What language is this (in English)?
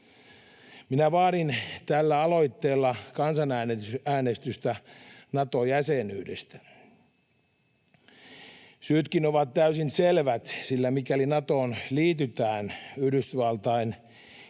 Finnish